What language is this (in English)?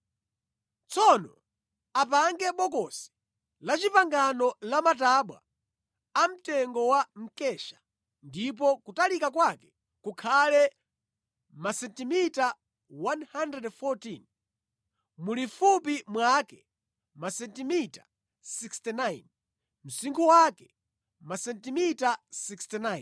Nyanja